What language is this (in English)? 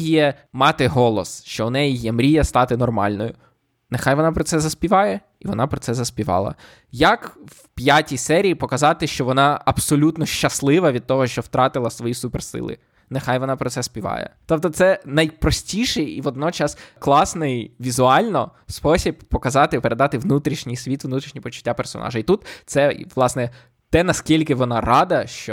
Ukrainian